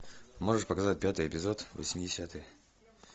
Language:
Russian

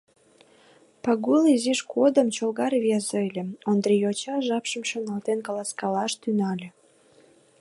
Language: Mari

